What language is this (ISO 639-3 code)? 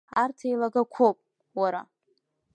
abk